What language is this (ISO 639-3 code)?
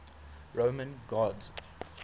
eng